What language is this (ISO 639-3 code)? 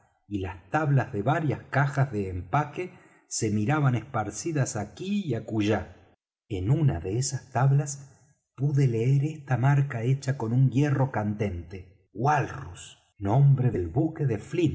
spa